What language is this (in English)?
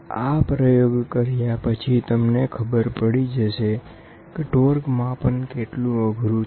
Gujarati